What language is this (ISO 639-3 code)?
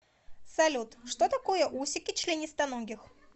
rus